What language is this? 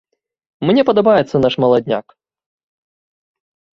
Belarusian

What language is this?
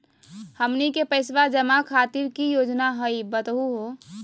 Magahi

